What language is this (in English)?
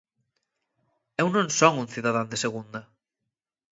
Galician